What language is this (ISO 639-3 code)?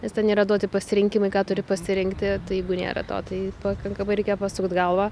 lit